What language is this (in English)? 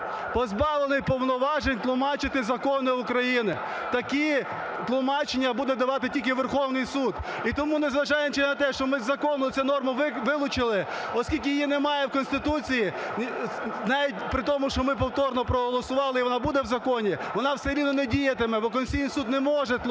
Ukrainian